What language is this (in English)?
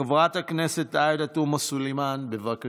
Hebrew